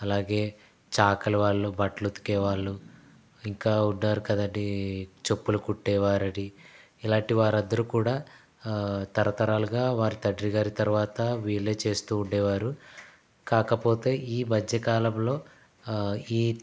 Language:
Telugu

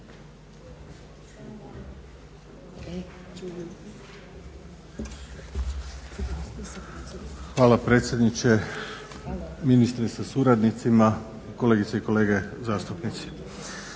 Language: Croatian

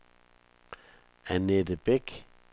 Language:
Danish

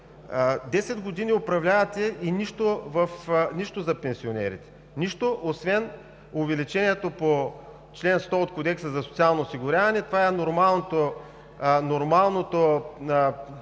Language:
Bulgarian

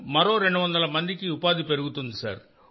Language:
Telugu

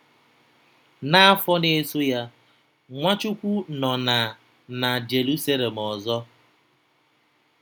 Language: Igbo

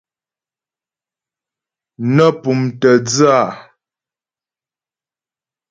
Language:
Ghomala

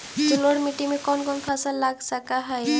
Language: Magahi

